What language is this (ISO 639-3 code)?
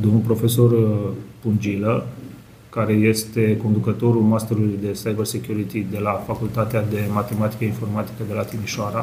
ron